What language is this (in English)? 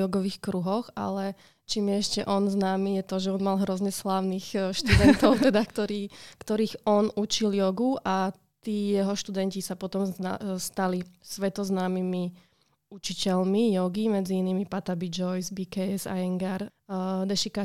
Slovak